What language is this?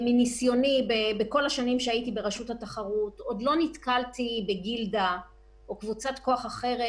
Hebrew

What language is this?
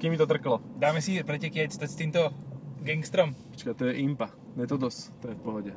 Slovak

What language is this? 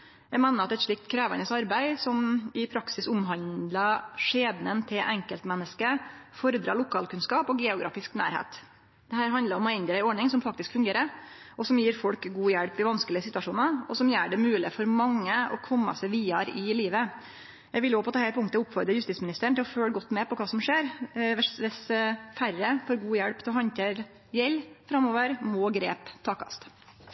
Norwegian Nynorsk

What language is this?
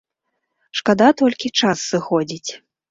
Belarusian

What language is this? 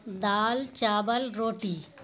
Urdu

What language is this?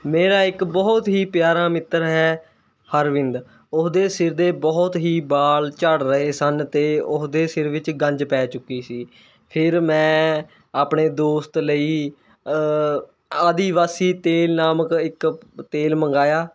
Punjabi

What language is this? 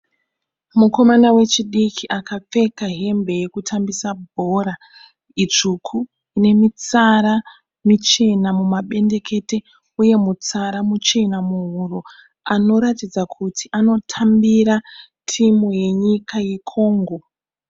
Shona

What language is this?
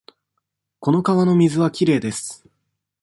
Japanese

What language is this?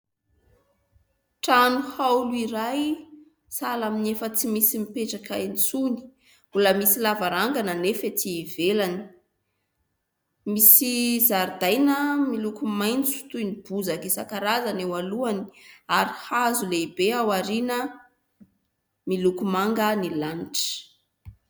Malagasy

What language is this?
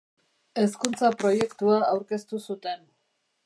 Basque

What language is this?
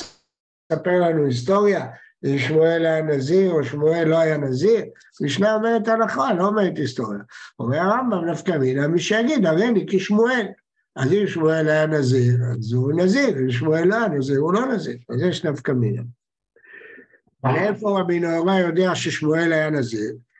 Hebrew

